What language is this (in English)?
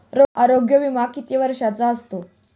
Marathi